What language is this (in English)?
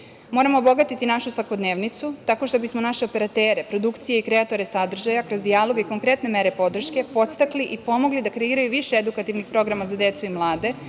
Serbian